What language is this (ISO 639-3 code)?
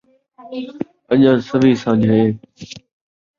skr